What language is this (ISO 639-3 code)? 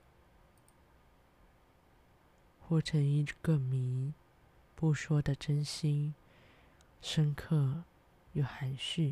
zho